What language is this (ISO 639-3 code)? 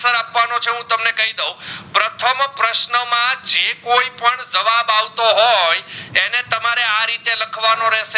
guj